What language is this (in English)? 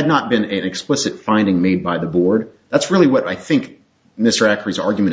English